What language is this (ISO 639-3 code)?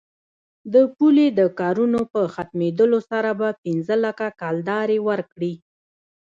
pus